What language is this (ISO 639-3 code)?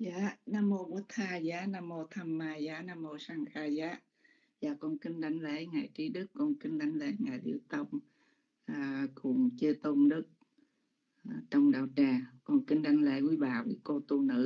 vie